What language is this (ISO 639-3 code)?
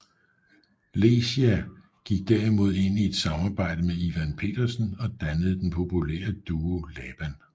dan